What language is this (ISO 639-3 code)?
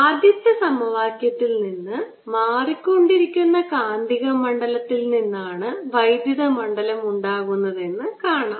mal